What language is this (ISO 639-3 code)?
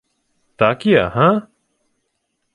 ukr